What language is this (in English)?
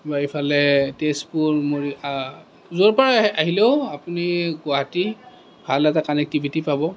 Assamese